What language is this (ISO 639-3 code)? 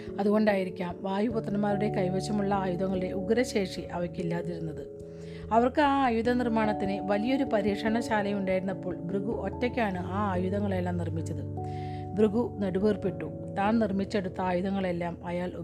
mal